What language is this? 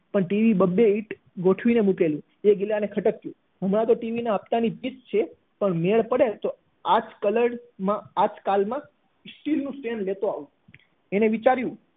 Gujarati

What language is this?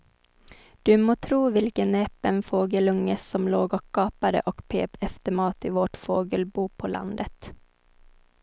Swedish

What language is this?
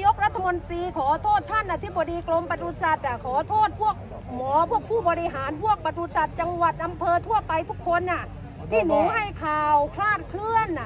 Thai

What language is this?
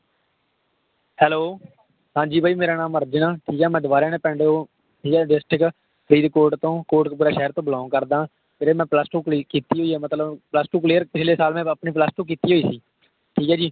Punjabi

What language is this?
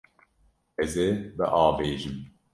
Kurdish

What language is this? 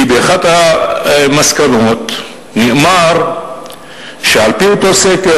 Hebrew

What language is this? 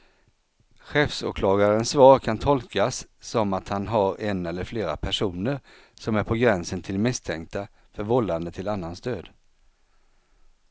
Swedish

